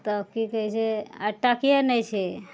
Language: Maithili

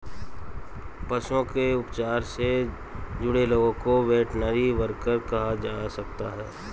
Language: Hindi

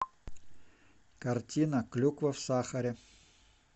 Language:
Russian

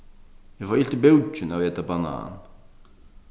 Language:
Faroese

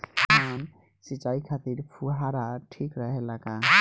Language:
Bhojpuri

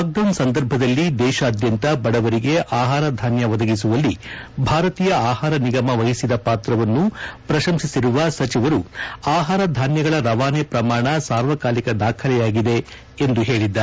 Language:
Kannada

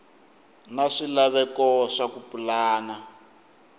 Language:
Tsonga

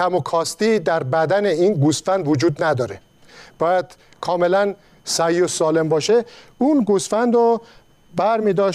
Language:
Persian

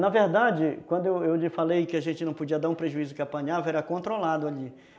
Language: Portuguese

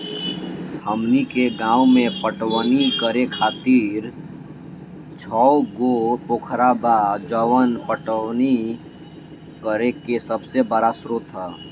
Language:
Bhojpuri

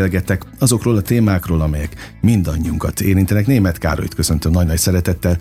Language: Hungarian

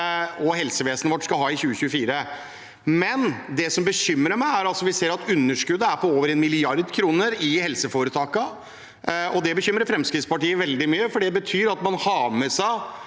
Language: Norwegian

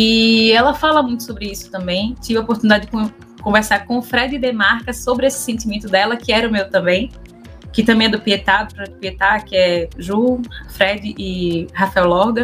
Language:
Portuguese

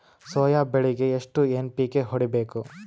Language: Kannada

